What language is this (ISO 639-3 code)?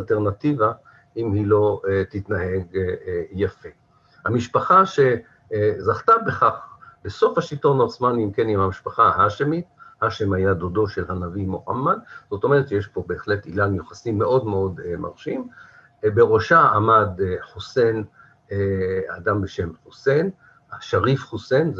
heb